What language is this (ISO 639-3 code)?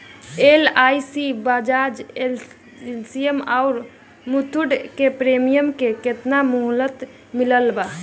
bho